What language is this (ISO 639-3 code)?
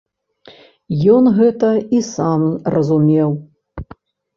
bel